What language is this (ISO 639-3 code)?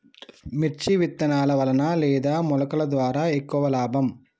tel